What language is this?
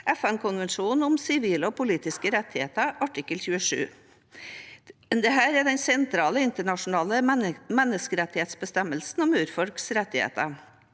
Norwegian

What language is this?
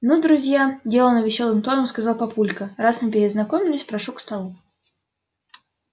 Russian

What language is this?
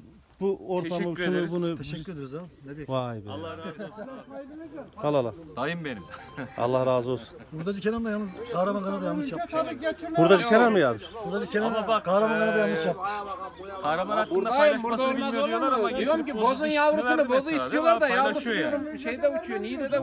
Turkish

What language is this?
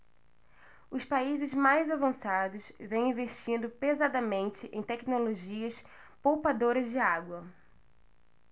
Portuguese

